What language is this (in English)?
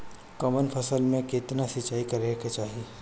Bhojpuri